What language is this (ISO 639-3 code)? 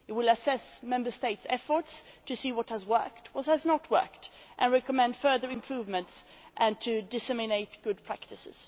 eng